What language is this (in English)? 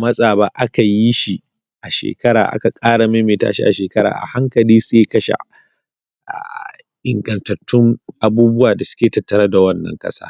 Hausa